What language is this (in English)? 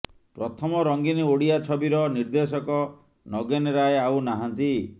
Odia